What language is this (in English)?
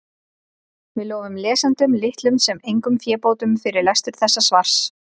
Icelandic